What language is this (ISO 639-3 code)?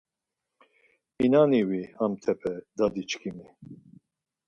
lzz